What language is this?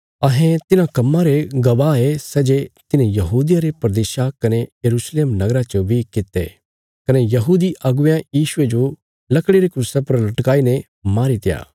Bilaspuri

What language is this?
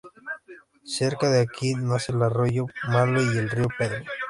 Spanish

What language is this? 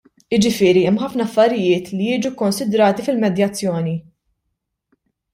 Maltese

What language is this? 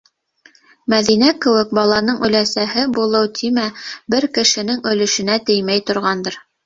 Bashkir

